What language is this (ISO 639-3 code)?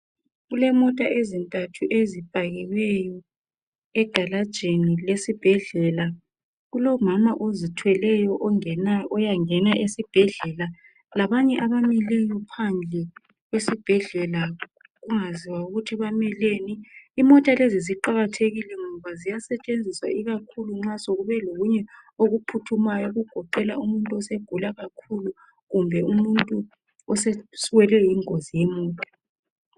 nde